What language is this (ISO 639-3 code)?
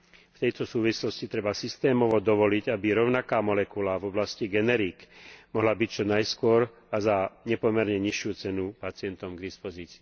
slk